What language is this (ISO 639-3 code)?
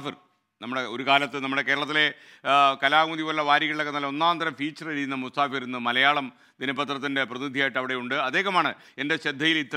ita